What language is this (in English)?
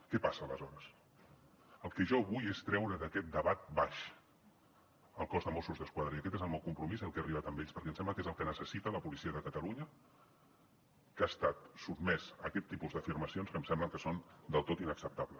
Catalan